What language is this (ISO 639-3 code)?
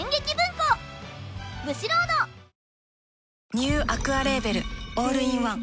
jpn